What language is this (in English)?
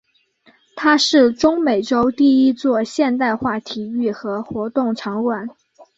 Chinese